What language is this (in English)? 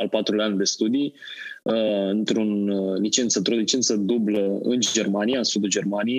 Romanian